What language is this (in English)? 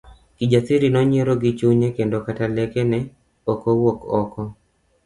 Luo (Kenya and Tanzania)